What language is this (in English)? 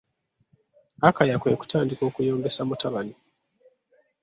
Ganda